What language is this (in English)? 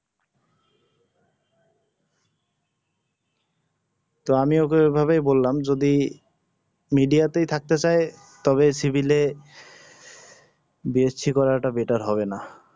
Bangla